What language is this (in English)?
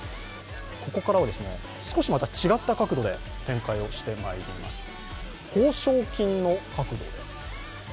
Japanese